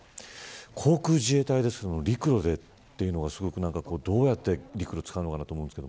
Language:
Japanese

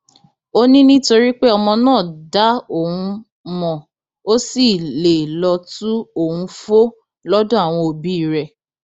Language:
Yoruba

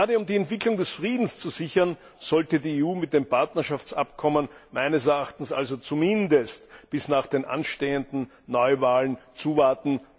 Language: German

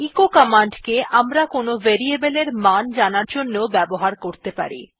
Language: Bangla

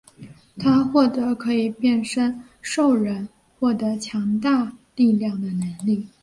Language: Chinese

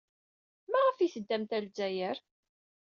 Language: Kabyle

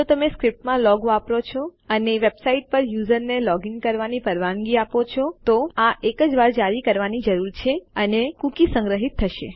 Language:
Gujarati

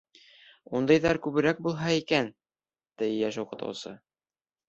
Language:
Bashkir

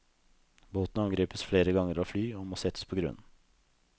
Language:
Norwegian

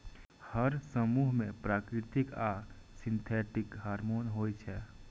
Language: Maithili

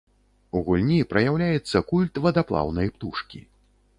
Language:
Belarusian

